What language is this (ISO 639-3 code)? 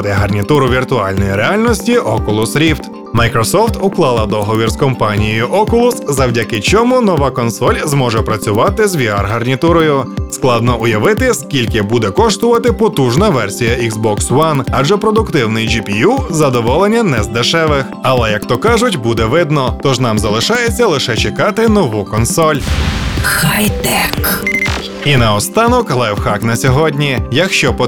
ukr